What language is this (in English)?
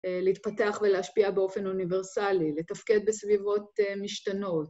Hebrew